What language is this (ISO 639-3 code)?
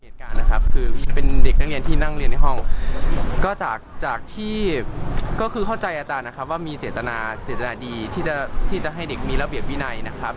tha